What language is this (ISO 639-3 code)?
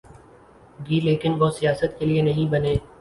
urd